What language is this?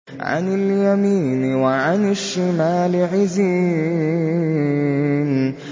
Arabic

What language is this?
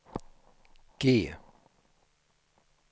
Swedish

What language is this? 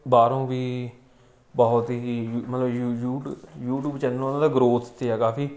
Punjabi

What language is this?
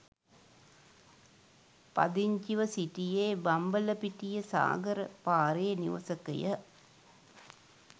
Sinhala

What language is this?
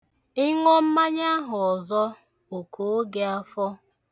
Igbo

